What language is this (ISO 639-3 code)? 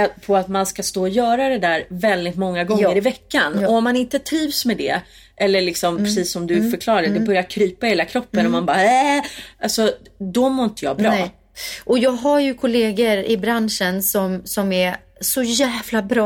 swe